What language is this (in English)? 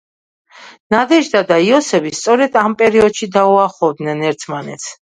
Georgian